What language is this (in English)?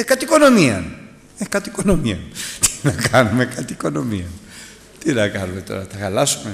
Greek